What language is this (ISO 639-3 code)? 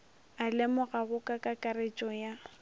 nso